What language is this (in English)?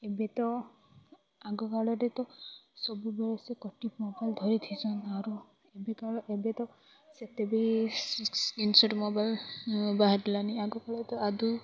Odia